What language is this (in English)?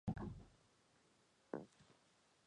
Chinese